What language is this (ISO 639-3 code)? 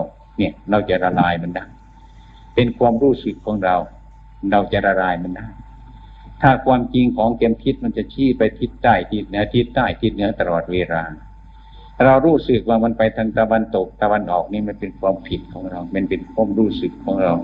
tha